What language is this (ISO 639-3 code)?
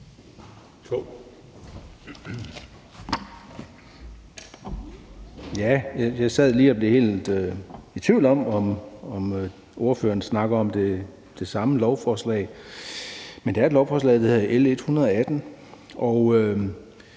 dan